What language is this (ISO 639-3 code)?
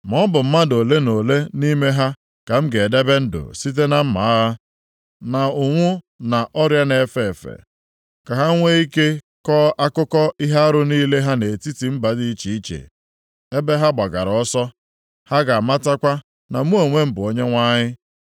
ibo